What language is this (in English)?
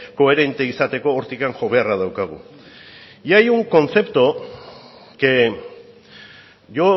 Basque